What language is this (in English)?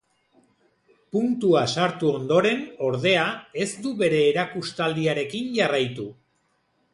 Basque